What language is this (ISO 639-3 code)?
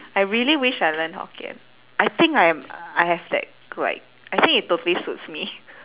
eng